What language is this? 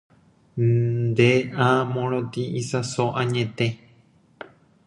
Guarani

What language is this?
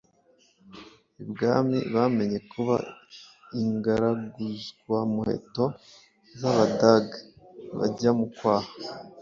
Kinyarwanda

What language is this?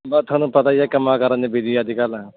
Punjabi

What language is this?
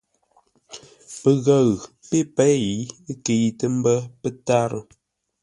Ngombale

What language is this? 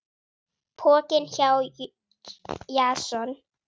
Icelandic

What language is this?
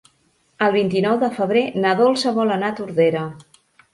Catalan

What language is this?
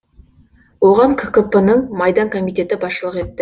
Kazakh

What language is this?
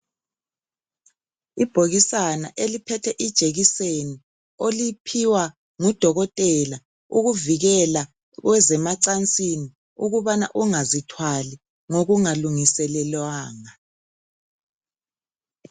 North Ndebele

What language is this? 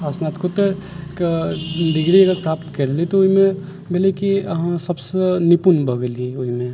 Maithili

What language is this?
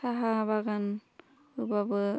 Bodo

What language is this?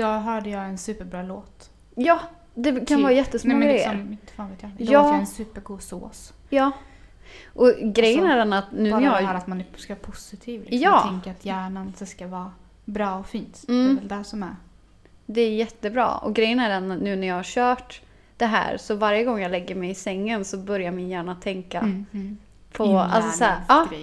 Swedish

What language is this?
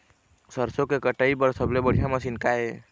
Chhattisgarhi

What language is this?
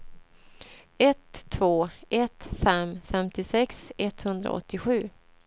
Swedish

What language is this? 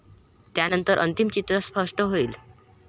Marathi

